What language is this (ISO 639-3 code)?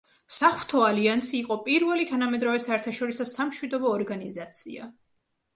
kat